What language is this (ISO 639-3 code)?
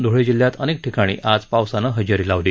mar